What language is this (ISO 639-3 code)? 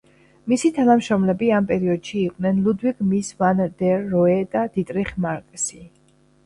kat